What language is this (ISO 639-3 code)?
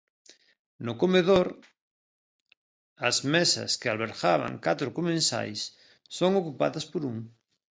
glg